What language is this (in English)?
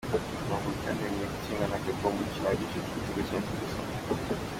Kinyarwanda